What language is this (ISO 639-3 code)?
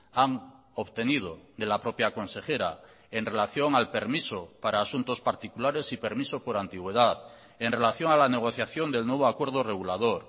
spa